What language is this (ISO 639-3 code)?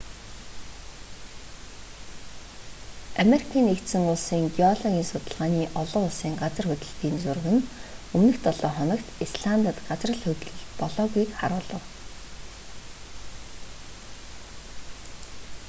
mon